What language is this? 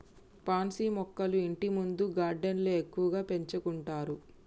Telugu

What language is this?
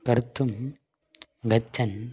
Sanskrit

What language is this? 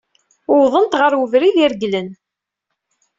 Kabyle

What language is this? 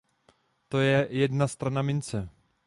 Czech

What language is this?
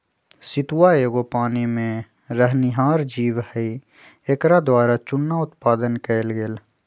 Magahi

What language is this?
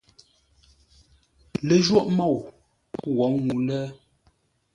Ngombale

